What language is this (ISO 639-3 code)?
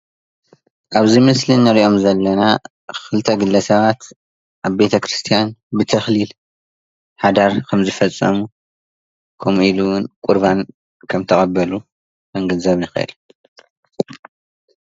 tir